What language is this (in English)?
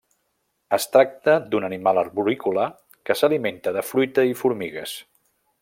Catalan